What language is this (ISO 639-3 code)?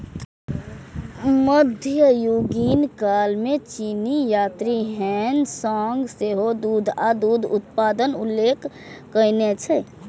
mai